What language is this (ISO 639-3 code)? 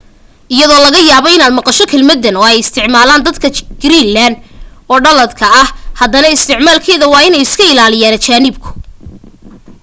som